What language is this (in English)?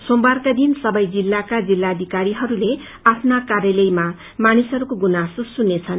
Nepali